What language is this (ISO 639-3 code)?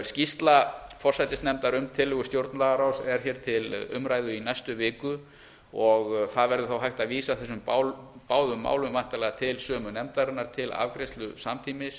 isl